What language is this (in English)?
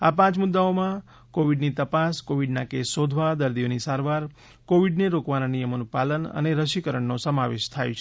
Gujarati